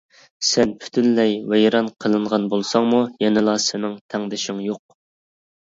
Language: Uyghur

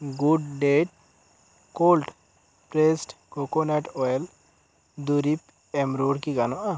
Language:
Santali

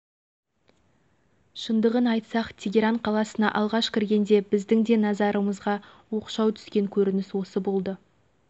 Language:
Kazakh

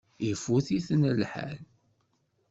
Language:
Kabyle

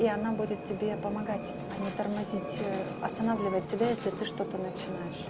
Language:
Russian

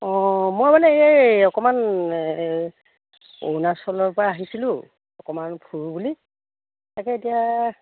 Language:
Assamese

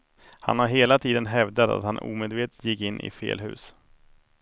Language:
Swedish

